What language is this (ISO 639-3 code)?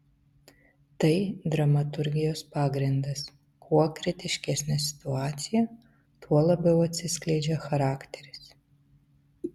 lit